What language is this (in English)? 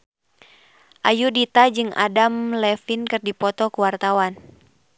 Sundanese